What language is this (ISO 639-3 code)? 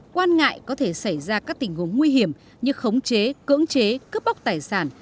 vie